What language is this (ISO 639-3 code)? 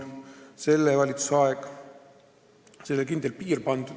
est